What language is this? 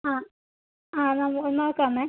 Malayalam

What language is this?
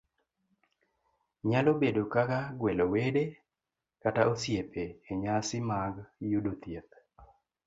Luo (Kenya and Tanzania)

